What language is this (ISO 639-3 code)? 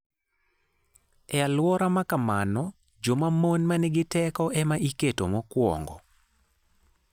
luo